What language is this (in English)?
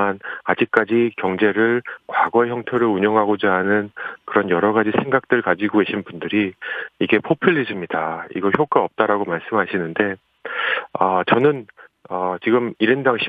Korean